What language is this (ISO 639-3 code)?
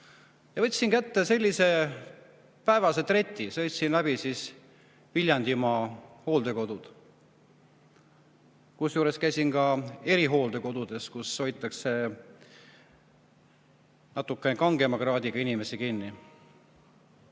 est